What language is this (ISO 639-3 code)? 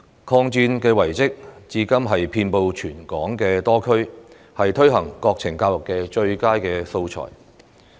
yue